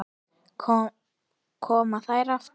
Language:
Icelandic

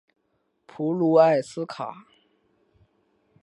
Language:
Chinese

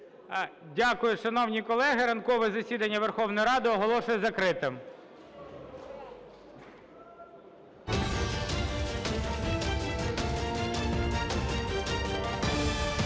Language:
Ukrainian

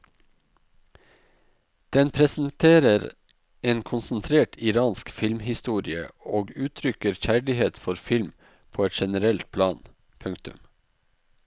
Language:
Norwegian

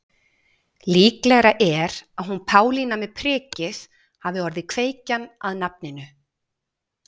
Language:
Icelandic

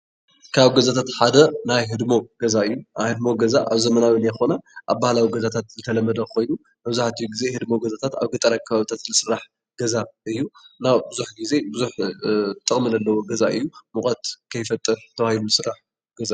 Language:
Tigrinya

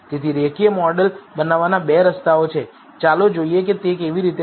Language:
Gujarati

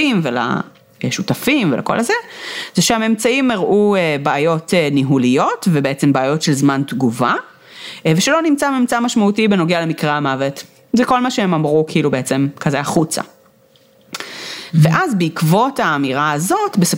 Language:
Hebrew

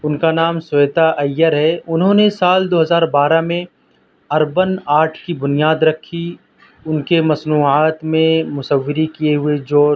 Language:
Urdu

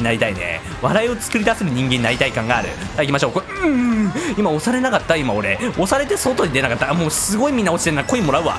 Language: Japanese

